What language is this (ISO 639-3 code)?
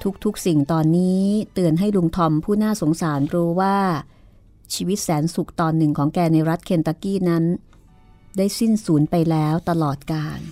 tha